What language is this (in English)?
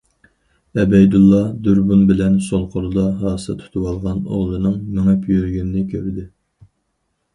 Uyghur